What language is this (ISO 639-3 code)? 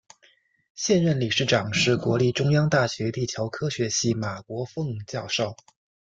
zho